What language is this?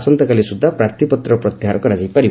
Odia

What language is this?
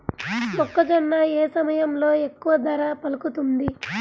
Telugu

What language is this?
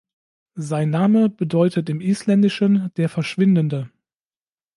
German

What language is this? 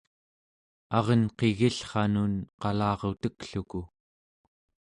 Central Yupik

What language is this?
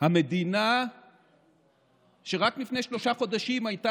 Hebrew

